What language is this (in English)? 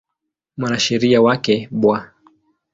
Swahili